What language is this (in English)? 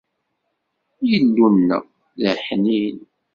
Kabyle